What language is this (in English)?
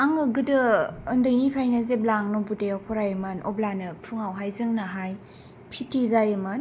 Bodo